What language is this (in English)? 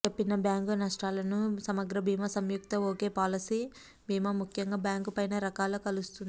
Telugu